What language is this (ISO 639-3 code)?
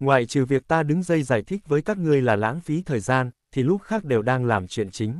vie